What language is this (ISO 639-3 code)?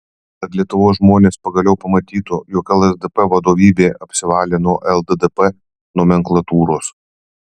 lit